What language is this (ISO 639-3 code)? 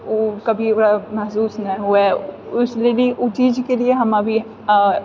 mai